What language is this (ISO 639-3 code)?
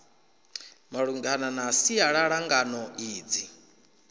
ven